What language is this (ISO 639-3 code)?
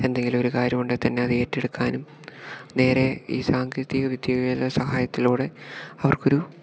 mal